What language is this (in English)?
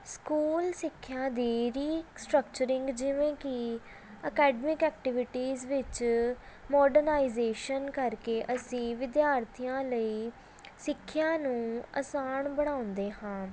Punjabi